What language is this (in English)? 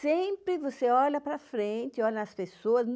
Portuguese